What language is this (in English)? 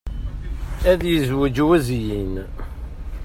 Kabyle